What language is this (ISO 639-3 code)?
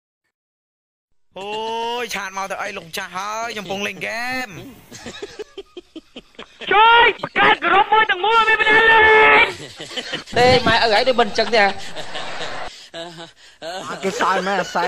tha